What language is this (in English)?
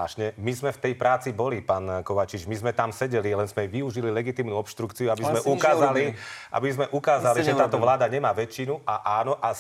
Slovak